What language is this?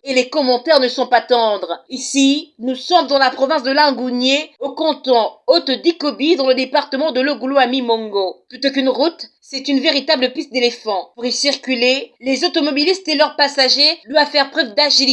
French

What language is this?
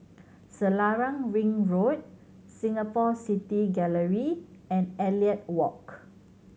English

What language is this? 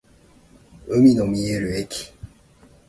Japanese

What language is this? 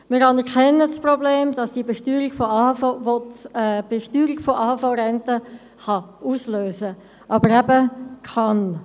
Swiss German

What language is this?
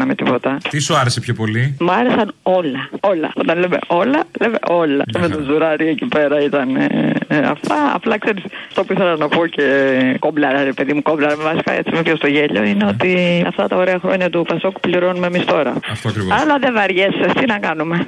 Greek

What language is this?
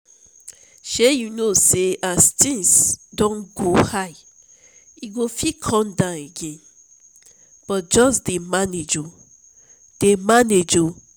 Nigerian Pidgin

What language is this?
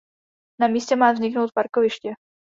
Czech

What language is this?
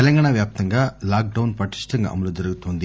Telugu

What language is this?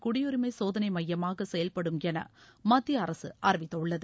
Tamil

